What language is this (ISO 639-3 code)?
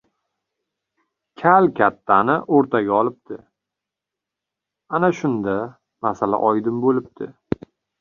uzb